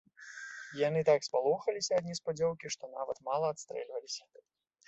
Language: Belarusian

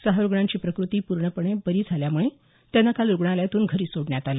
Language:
Marathi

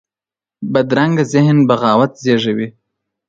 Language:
Pashto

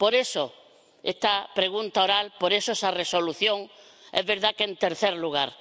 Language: Spanish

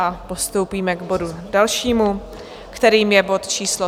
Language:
Czech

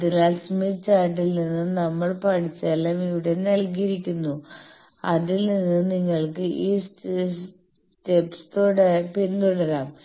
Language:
Malayalam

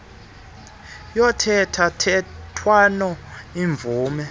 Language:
Xhosa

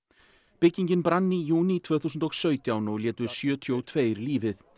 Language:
Icelandic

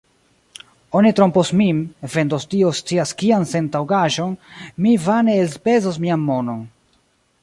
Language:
Esperanto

